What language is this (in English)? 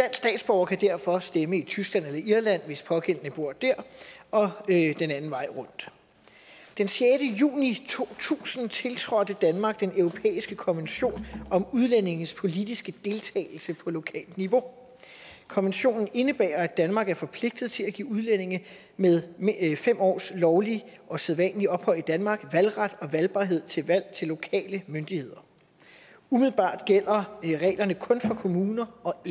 Danish